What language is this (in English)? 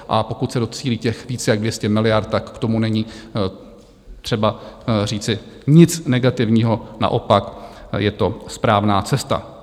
Czech